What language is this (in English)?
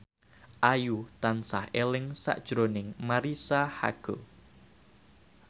Javanese